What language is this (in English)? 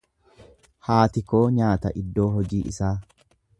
Oromo